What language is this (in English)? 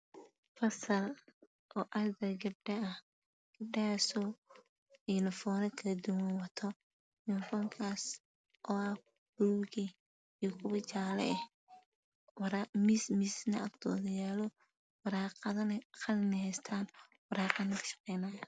Somali